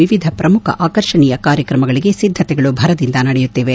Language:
Kannada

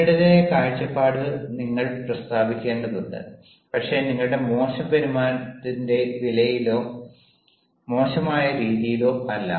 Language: Malayalam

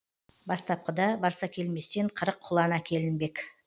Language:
Kazakh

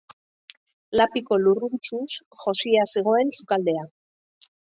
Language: Basque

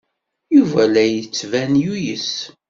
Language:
Kabyle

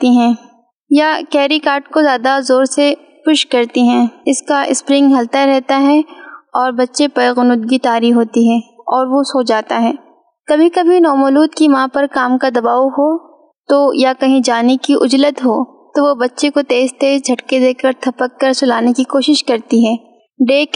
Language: Urdu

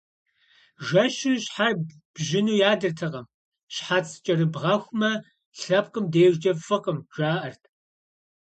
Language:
Kabardian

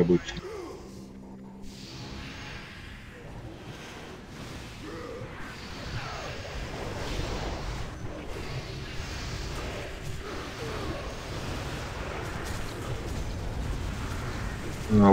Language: Russian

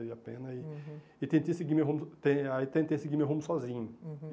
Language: Portuguese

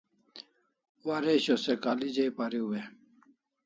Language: Kalasha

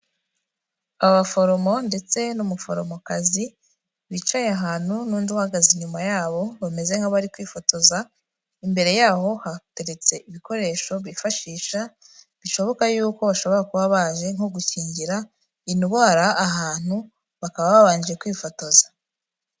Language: Kinyarwanda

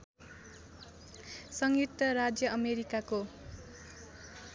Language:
Nepali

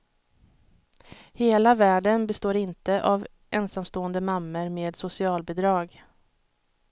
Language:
Swedish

